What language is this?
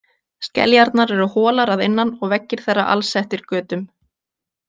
Icelandic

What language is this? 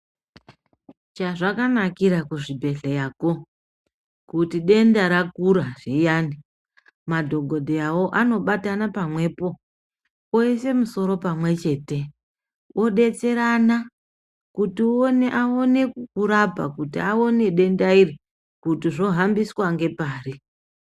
Ndau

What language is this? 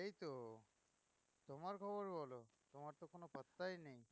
Bangla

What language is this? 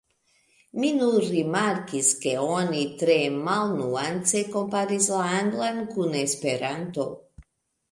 Esperanto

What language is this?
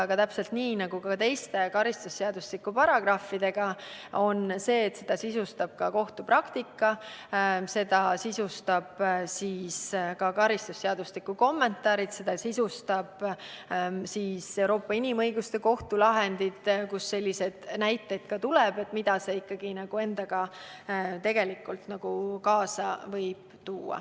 Estonian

